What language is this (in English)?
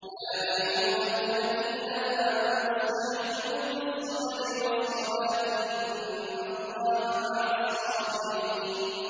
Arabic